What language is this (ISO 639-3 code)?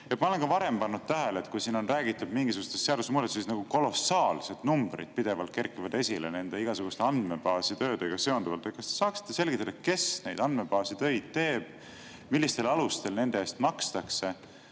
est